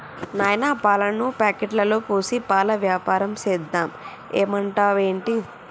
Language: Telugu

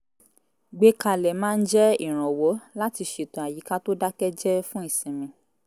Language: Yoruba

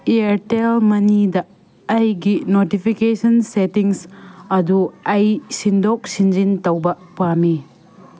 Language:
Manipuri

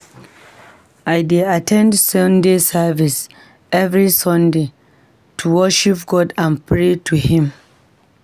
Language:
Nigerian Pidgin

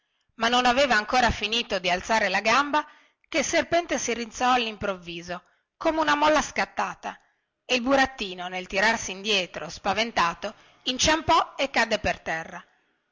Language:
Italian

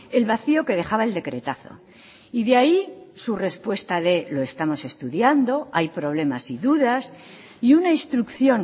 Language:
Spanish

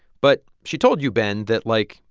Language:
English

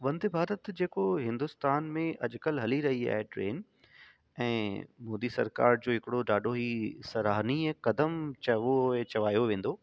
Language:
Sindhi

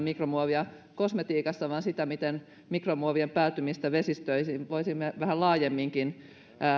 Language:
Finnish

